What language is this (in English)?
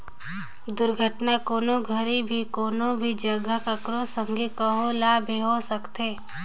Chhattisgarhi